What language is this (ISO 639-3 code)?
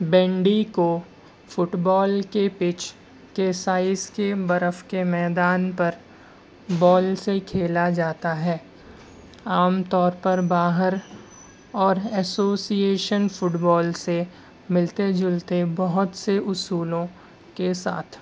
urd